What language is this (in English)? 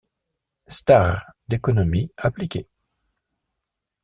French